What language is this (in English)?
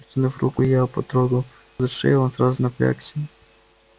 Russian